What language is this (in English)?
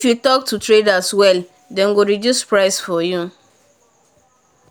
Nigerian Pidgin